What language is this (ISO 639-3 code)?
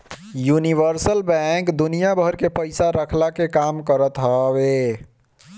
bho